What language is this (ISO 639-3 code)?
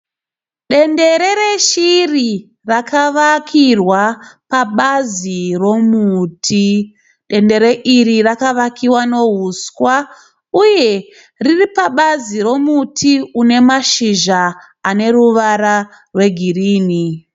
sna